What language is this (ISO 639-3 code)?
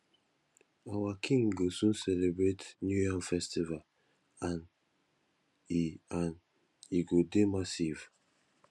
pcm